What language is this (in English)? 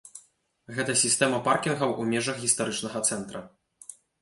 Belarusian